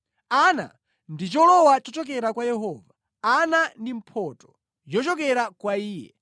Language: Nyanja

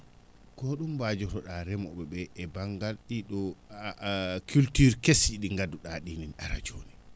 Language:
Fula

